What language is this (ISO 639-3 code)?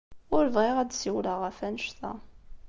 kab